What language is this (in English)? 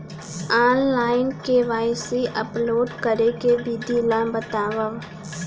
Chhattisgarhi